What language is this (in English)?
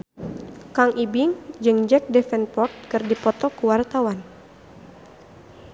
Sundanese